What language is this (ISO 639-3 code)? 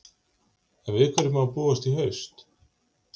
isl